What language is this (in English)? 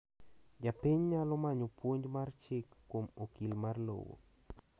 Luo (Kenya and Tanzania)